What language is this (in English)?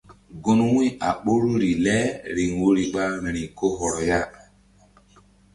Mbum